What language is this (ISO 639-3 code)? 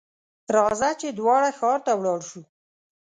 pus